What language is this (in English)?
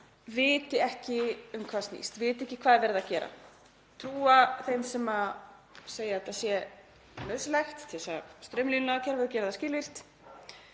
Icelandic